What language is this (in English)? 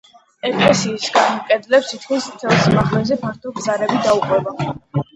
Georgian